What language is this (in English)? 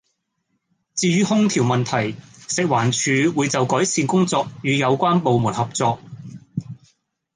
Cantonese